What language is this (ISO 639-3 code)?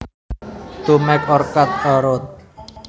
jav